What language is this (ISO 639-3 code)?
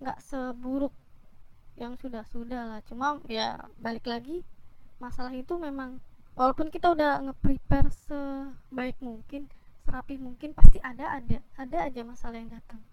ind